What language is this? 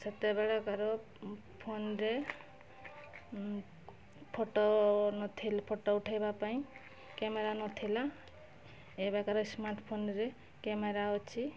Odia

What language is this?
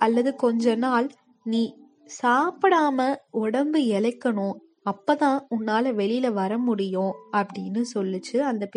Tamil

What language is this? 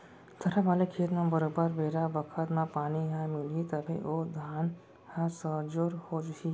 Chhattisgarhi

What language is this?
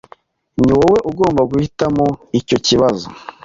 Kinyarwanda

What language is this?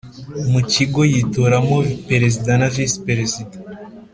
Kinyarwanda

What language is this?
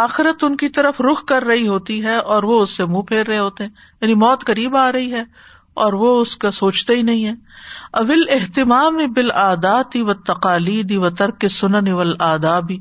Urdu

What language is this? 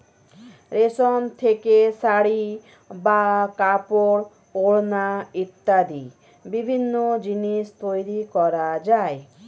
Bangla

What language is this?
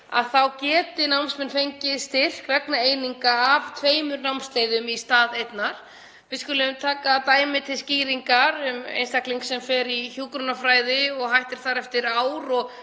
Icelandic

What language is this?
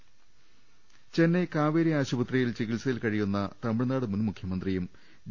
Malayalam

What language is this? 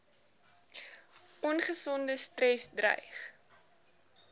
Afrikaans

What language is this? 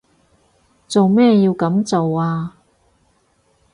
Cantonese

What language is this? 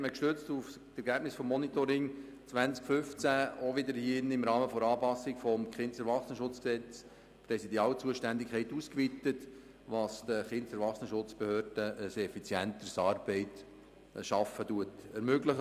Swiss German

